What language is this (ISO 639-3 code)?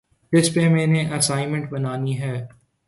urd